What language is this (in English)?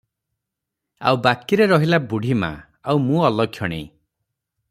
Odia